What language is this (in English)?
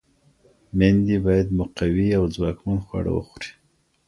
Pashto